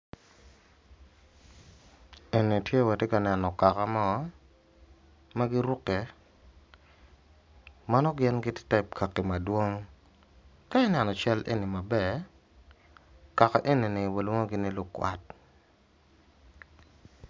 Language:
Acoli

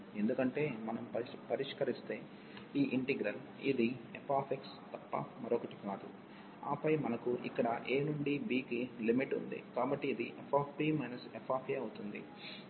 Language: Telugu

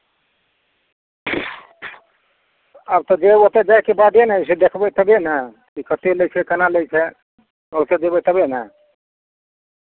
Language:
Maithili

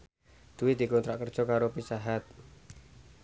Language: Javanese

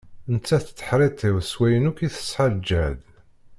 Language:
Kabyle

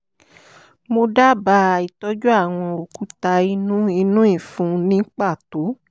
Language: Yoruba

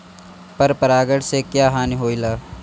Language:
Bhojpuri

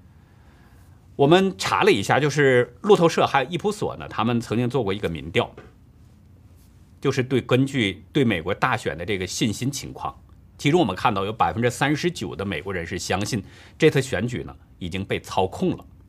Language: Chinese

